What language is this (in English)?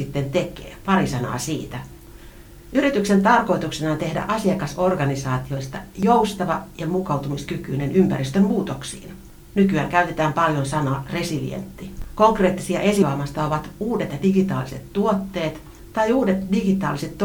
Finnish